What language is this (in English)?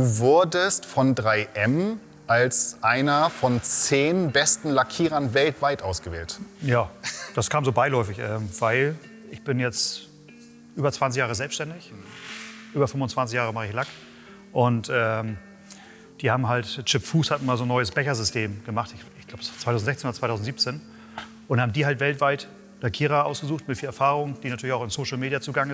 German